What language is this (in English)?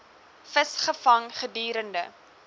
Afrikaans